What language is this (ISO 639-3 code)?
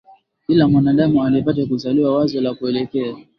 swa